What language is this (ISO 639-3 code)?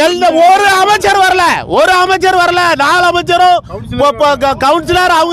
tam